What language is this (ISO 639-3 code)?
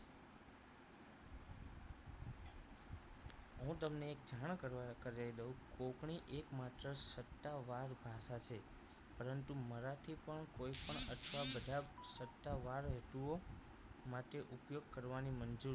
guj